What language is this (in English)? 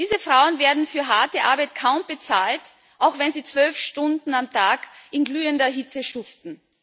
German